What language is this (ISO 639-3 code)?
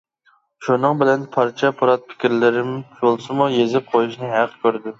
uig